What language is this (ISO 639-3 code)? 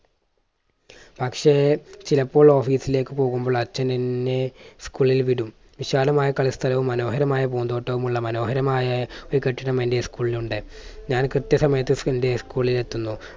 mal